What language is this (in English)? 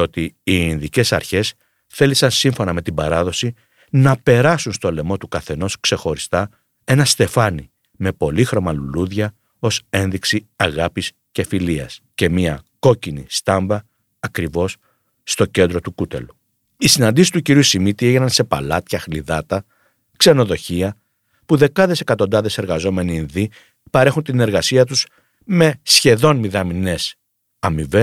Greek